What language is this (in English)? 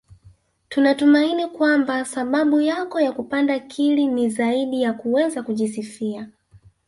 Swahili